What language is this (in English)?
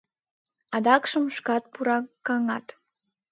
Mari